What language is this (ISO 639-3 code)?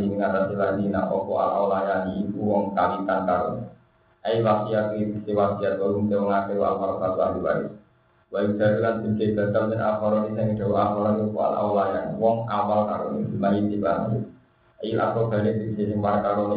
ind